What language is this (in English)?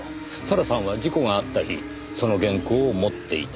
Japanese